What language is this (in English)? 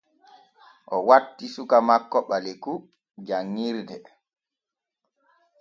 Borgu Fulfulde